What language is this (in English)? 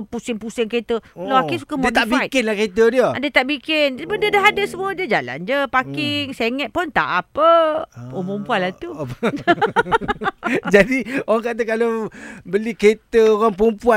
Malay